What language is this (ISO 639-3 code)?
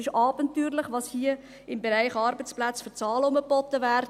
gsw